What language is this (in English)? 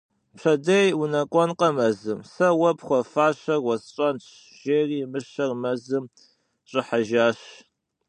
Kabardian